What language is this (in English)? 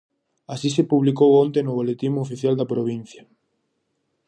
Galician